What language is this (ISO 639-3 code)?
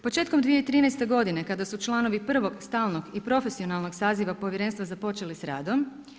hrv